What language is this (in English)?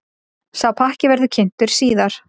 Icelandic